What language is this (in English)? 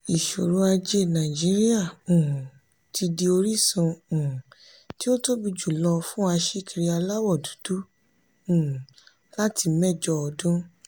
Yoruba